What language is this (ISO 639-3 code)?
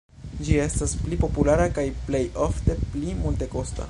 epo